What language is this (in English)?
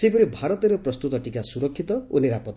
Odia